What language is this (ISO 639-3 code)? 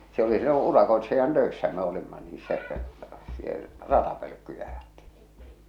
fin